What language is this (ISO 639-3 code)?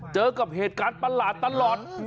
tha